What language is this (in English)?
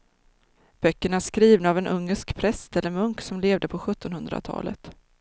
Swedish